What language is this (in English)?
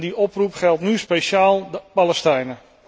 Dutch